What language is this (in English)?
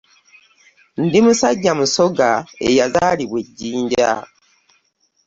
Ganda